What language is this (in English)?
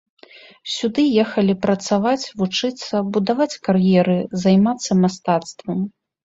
Belarusian